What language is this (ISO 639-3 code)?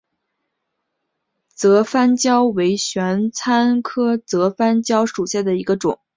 zho